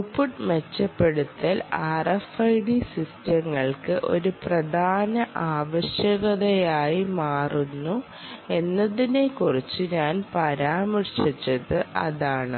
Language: Malayalam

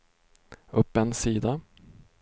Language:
Swedish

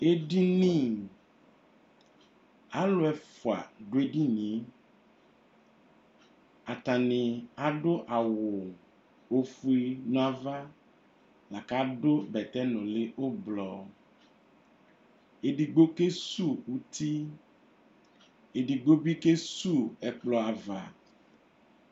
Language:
Ikposo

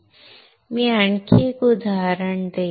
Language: Marathi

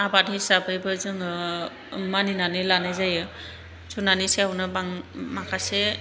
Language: Bodo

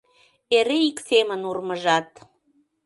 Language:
Mari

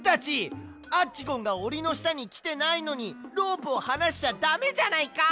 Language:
Japanese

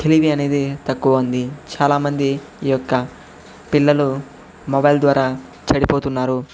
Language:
Telugu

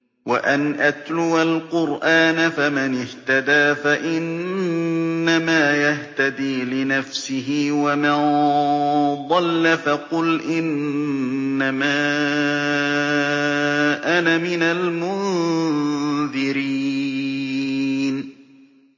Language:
Arabic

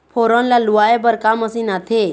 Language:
Chhattisgarhi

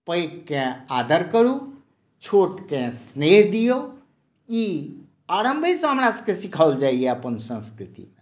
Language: Maithili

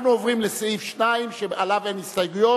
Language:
Hebrew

